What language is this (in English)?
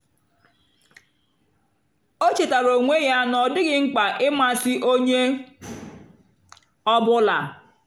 Igbo